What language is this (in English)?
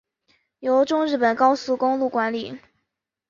Chinese